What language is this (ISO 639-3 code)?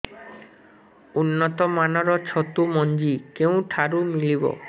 ori